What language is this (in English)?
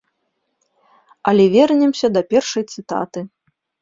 Belarusian